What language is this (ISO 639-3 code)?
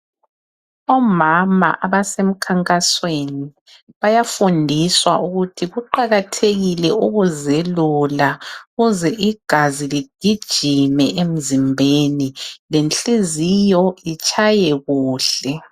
nde